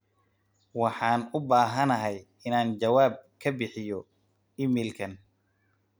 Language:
Somali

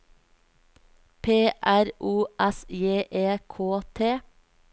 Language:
Norwegian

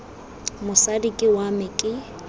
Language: Tswana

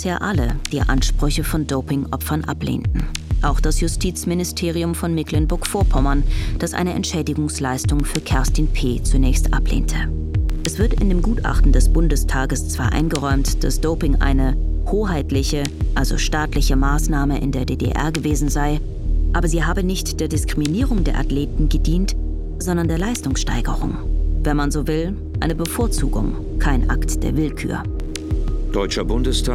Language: German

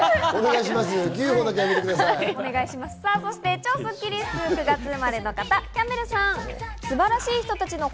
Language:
Japanese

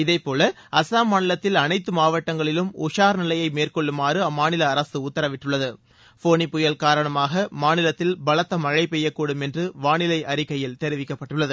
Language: Tamil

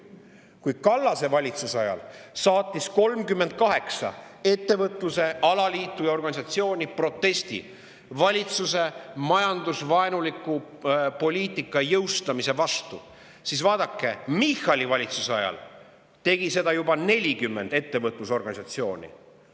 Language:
Estonian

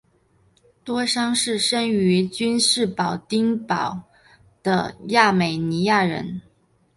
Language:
Chinese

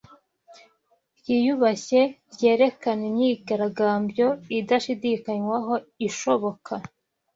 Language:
Kinyarwanda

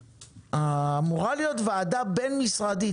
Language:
Hebrew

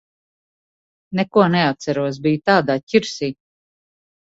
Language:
Latvian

